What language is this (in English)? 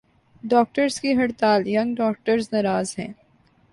Urdu